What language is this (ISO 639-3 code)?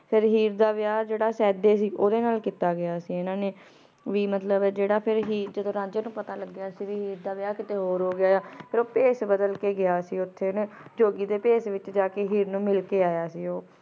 pan